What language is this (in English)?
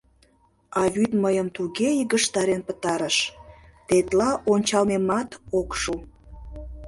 Mari